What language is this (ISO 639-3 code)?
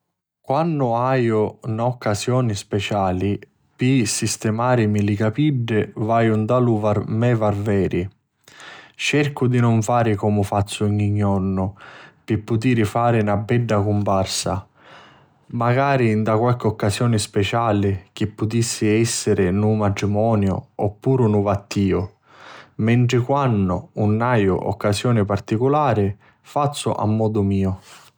scn